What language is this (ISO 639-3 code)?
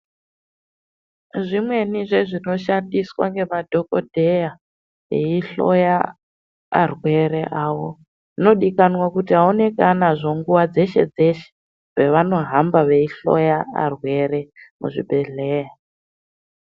ndc